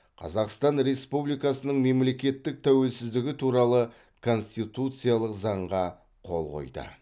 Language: Kazakh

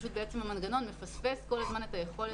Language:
Hebrew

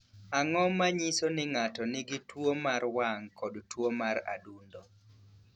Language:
Luo (Kenya and Tanzania)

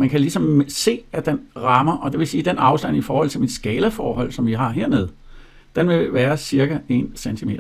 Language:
Danish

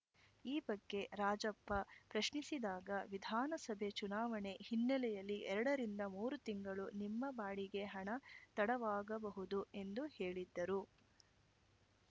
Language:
Kannada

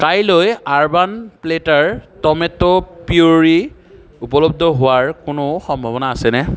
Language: Assamese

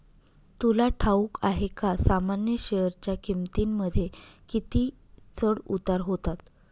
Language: Marathi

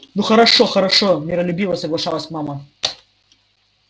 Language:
Russian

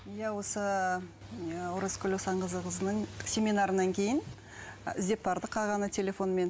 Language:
Kazakh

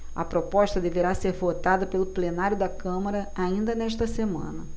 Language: Portuguese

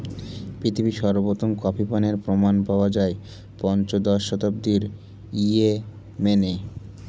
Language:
Bangla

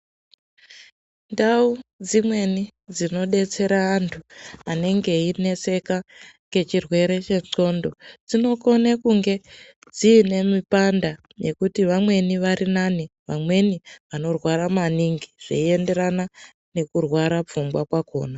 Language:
Ndau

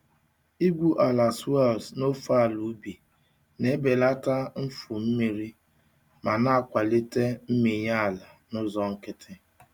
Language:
Igbo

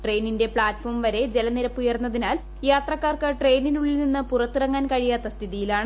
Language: Malayalam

